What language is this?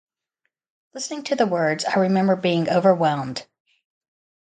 English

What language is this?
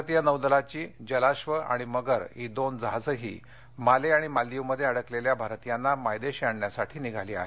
Marathi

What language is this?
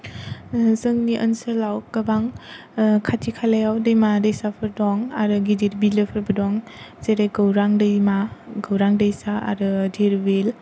Bodo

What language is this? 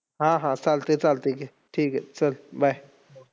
Marathi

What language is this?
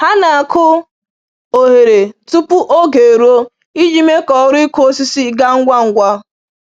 Igbo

